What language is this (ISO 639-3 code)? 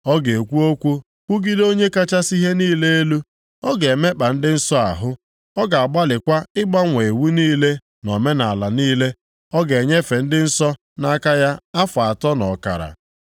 ibo